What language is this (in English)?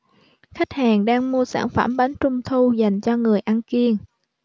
Vietnamese